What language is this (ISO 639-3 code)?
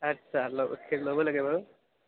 asm